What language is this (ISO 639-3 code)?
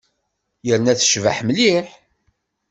kab